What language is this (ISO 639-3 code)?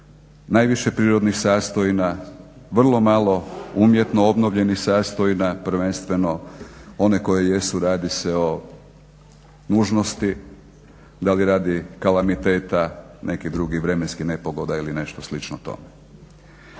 hrv